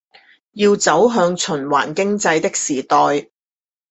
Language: Chinese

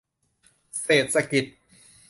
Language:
Thai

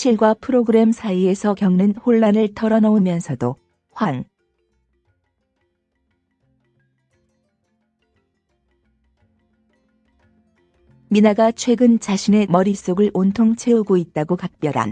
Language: Korean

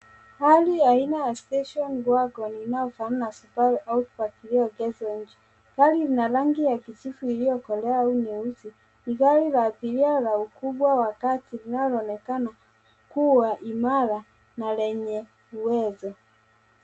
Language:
Swahili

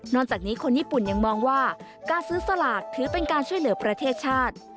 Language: Thai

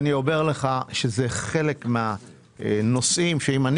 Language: Hebrew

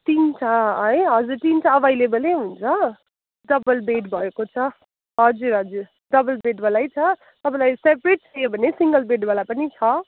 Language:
Nepali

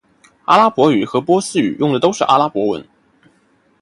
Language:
Chinese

